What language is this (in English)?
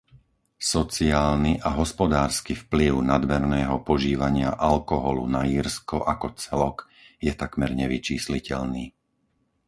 Slovak